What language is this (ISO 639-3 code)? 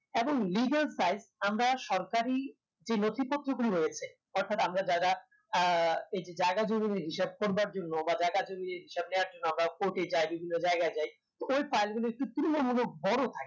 ben